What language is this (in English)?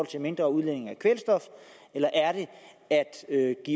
Danish